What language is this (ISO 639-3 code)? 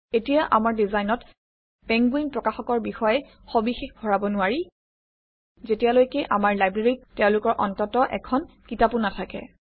asm